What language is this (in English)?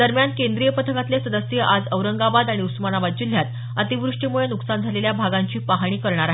Marathi